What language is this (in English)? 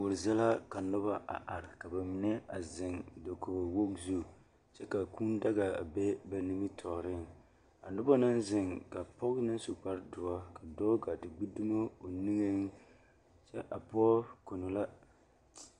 Southern Dagaare